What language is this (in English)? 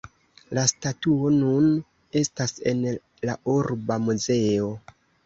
Esperanto